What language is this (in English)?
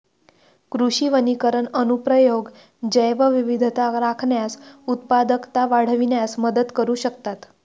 Marathi